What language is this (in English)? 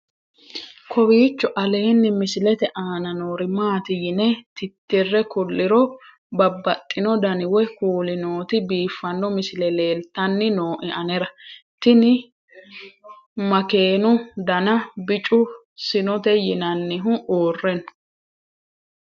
Sidamo